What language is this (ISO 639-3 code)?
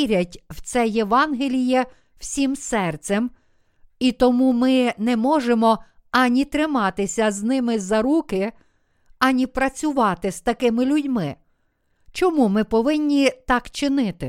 ukr